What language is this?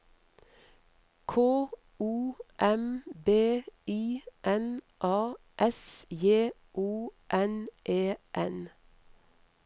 Norwegian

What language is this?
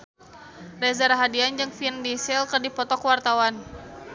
Sundanese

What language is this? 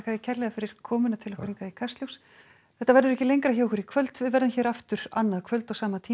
Icelandic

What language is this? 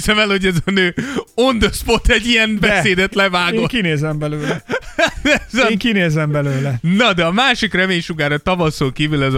Hungarian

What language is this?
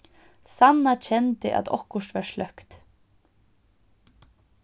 Faroese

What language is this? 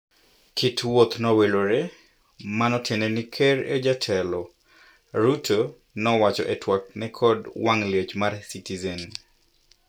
Luo (Kenya and Tanzania)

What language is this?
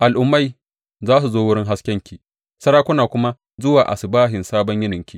Hausa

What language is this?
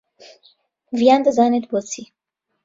Central Kurdish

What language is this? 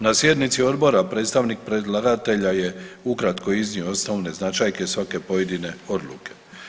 Croatian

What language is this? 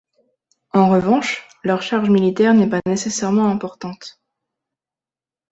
French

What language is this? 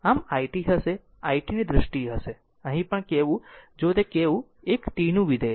Gujarati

